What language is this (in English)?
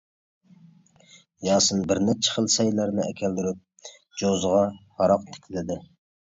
Uyghur